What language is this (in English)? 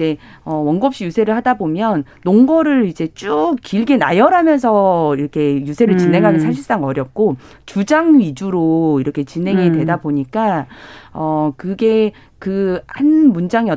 Korean